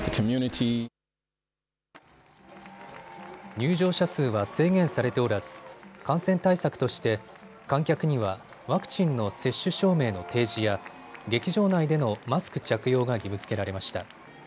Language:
Japanese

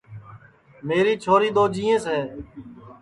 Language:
Sansi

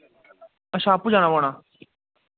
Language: Dogri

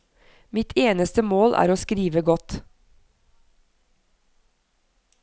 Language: Norwegian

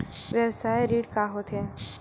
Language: Chhattisgarhi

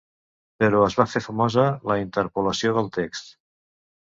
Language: Catalan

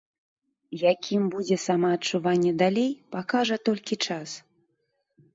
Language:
Belarusian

